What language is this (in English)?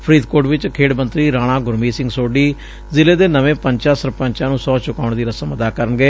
Punjabi